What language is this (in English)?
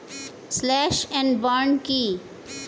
Bangla